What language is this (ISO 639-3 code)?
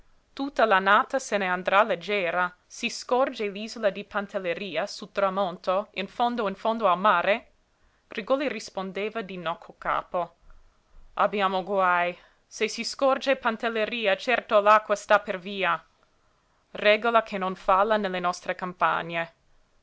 ita